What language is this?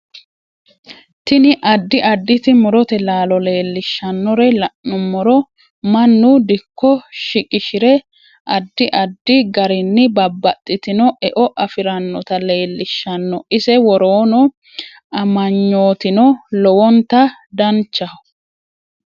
Sidamo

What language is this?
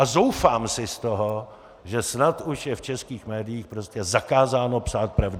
Czech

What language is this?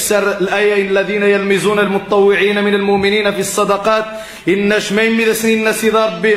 Arabic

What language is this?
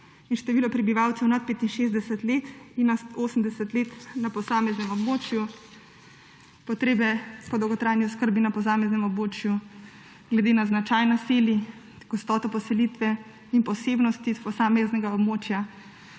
Slovenian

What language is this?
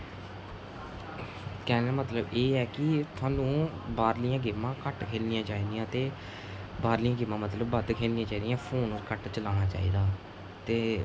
Dogri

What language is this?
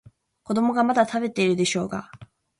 Japanese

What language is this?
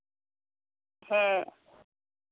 Santali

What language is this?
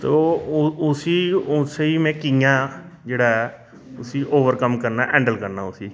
Dogri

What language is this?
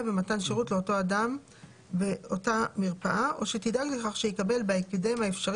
Hebrew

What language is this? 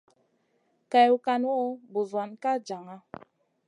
Masana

